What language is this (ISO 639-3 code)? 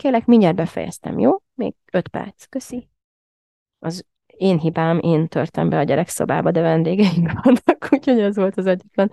hun